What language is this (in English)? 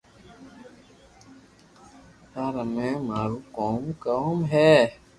Loarki